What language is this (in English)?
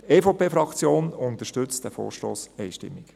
Swiss German